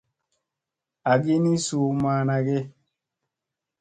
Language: Musey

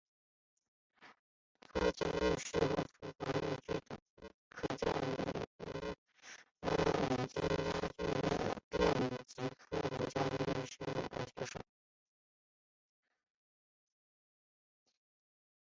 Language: Chinese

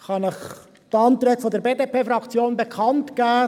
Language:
Swiss German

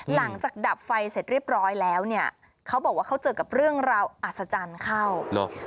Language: Thai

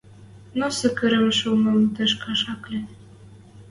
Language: Western Mari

